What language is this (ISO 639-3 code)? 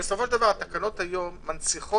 heb